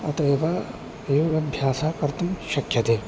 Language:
Sanskrit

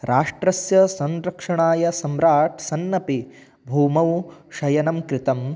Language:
Sanskrit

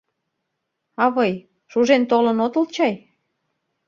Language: Mari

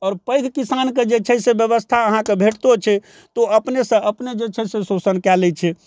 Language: Maithili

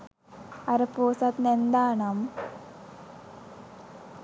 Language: Sinhala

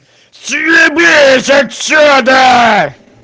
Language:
Russian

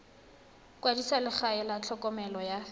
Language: Tswana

